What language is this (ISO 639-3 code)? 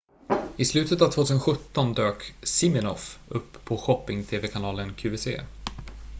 swe